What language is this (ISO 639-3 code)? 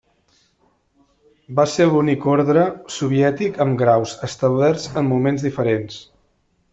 cat